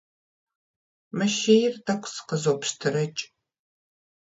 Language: Kabardian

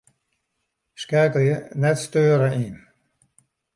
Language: Western Frisian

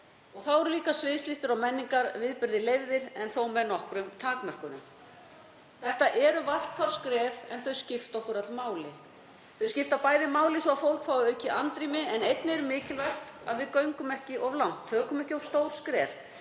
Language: Icelandic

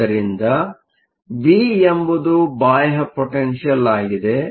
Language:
Kannada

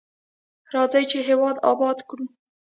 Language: Pashto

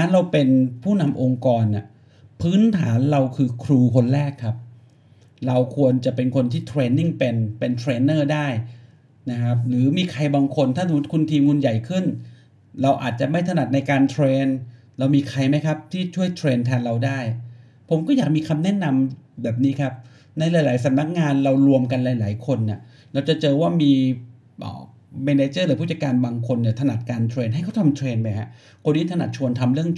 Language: Thai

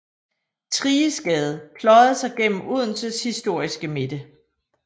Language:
Danish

